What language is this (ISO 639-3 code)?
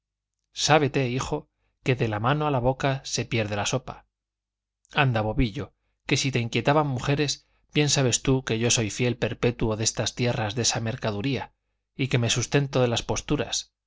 spa